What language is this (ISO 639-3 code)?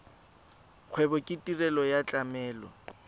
tsn